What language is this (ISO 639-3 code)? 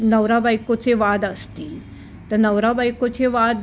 mar